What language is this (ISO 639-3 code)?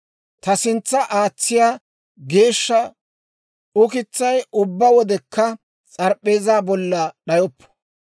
dwr